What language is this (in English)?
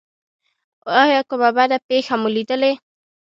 Pashto